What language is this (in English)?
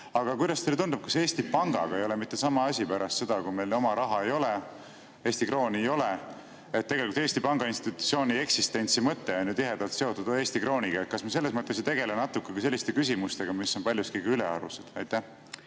Estonian